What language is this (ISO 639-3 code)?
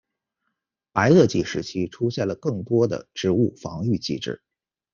zho